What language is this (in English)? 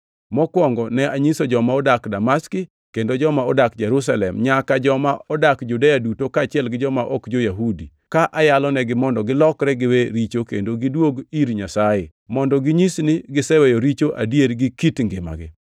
Luo (Kenya and Tanzania)